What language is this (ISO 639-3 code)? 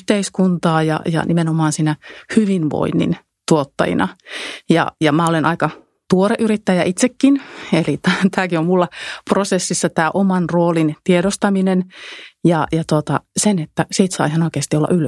fin